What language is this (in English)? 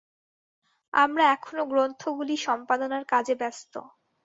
Bangla